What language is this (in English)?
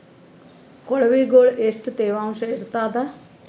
Kannada